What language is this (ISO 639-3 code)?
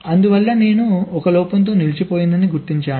tel